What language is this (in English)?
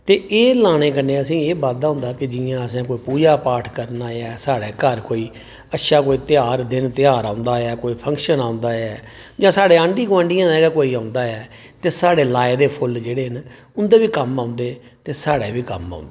Dogri